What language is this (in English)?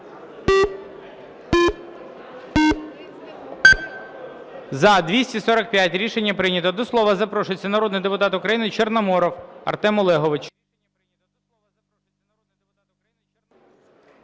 Ukrainian